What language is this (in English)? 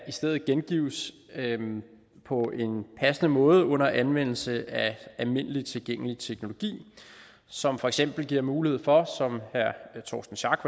Danish